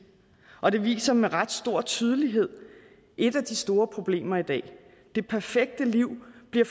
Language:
Danish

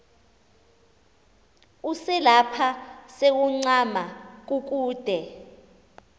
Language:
Xhosa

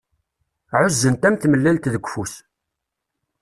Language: Kabyle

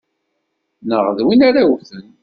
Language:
Kabyle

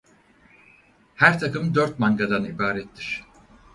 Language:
Turkish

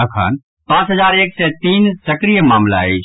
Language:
Maithili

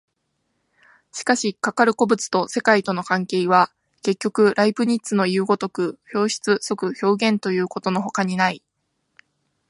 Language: Japanese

